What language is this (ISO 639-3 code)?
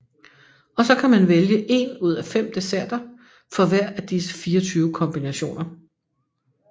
dan